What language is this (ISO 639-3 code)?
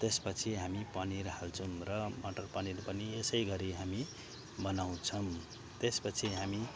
nep